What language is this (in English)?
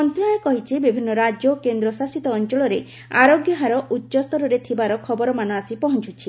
Odia